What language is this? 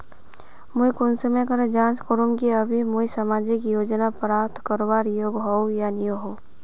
Magahi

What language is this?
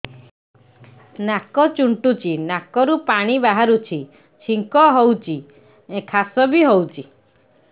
Odia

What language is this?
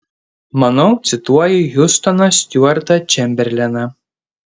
Lithuanian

